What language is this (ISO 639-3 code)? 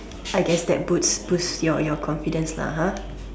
eng